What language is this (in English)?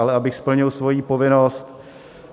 Czech